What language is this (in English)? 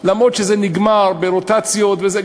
Hebrew